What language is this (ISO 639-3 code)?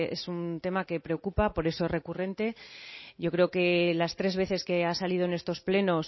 spa